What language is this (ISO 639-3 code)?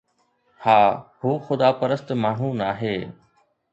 snd